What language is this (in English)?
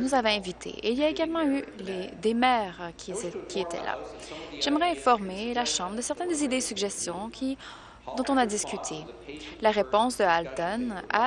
French